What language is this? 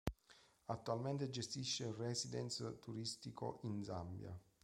Italian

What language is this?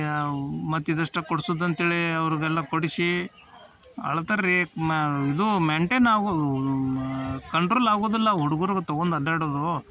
Kannada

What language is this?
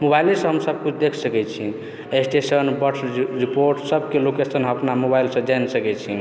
Maithili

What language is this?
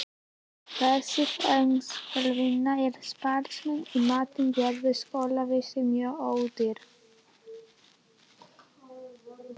Icelandic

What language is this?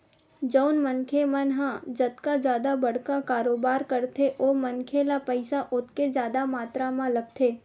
Chhattisgarhi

